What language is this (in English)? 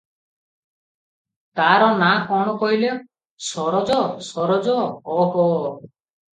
Odia